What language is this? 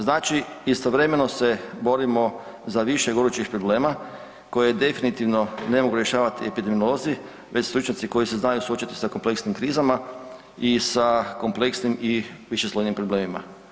Croatian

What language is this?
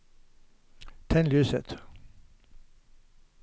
Norwegian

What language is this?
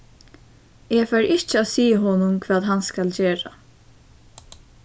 Faroese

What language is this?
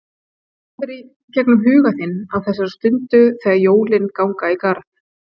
Icelandic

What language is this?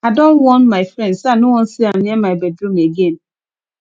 Nigerian Pidgin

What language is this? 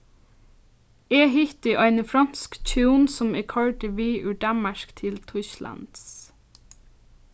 Faroese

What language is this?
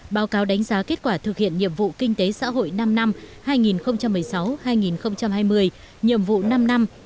Vietnamese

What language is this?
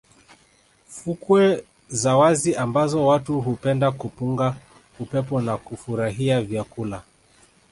Swahili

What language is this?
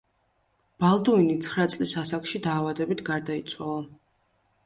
Georgian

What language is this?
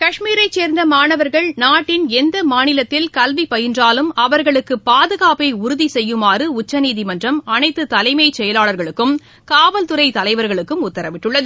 Tamil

